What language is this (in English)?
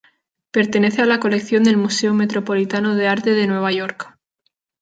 Spanish